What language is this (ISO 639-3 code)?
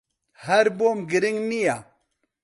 ckb